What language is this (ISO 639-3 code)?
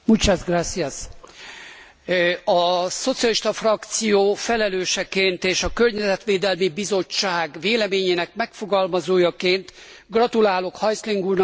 hun